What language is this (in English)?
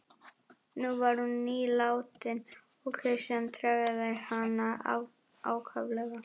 Icelandic